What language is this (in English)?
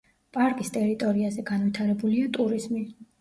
Georgian